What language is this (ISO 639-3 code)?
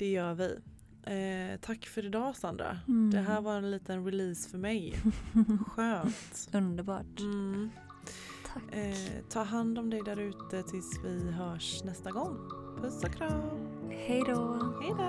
swe